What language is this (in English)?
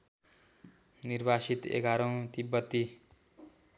Nepali